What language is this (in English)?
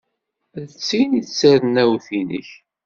Kabyle